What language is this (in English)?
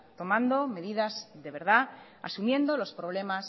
Spanish